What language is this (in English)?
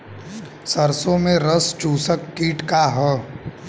Bhojpuri